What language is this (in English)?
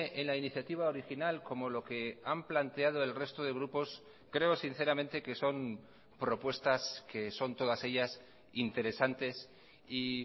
Spanish